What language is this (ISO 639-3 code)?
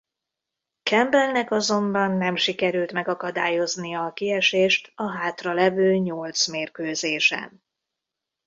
hun